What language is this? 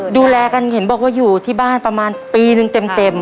Thai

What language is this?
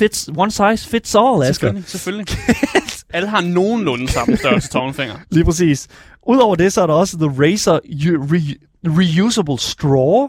Danish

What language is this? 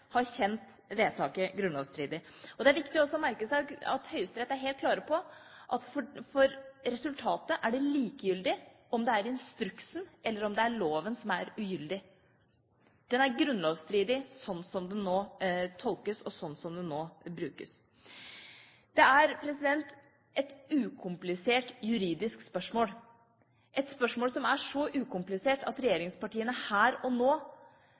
Norwegian Bokmål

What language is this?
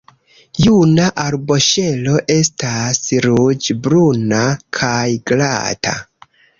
Esperanto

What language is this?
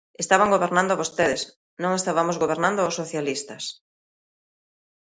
Galician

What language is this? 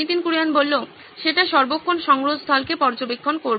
Bangla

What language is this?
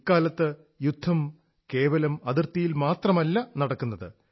Malayalam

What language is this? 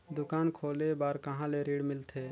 Chhattisgarhi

